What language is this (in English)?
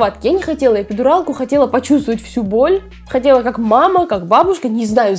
Russian